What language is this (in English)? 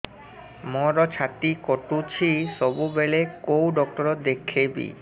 Odia